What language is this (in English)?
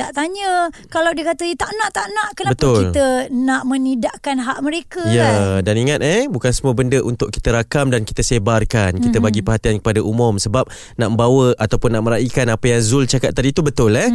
Malay